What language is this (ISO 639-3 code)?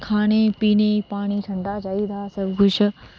doi